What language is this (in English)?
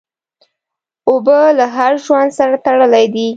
Pashto